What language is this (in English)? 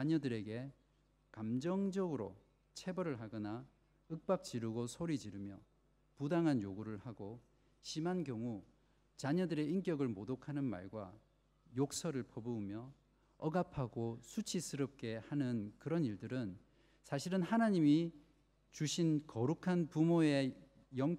Korean